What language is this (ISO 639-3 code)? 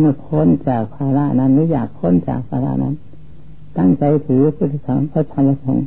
tha